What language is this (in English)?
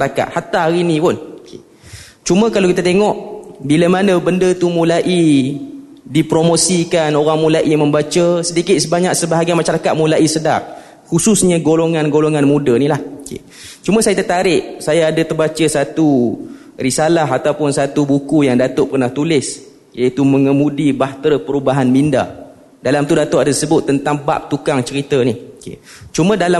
Malay